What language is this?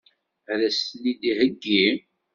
Kabyle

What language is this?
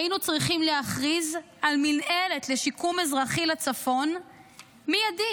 Hebrew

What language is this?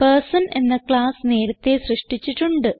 Malayalam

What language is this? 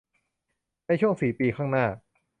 Thai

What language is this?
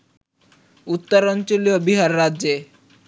Bangla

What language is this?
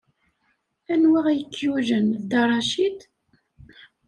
Kabyle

